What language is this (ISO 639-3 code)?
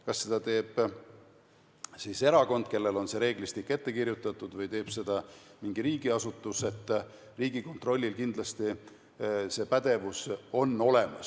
est